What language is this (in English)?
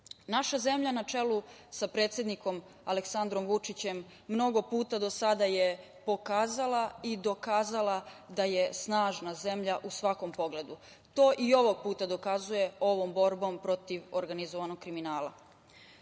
Serbian